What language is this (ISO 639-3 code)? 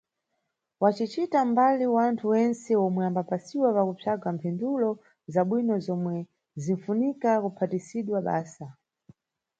nyu